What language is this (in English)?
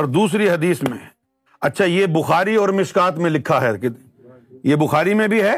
Urdu